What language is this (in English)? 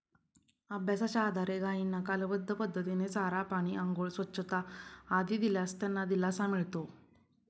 Marathi